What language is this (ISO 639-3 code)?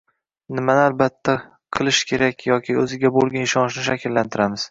uzb